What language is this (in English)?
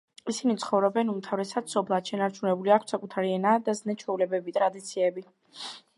Georgian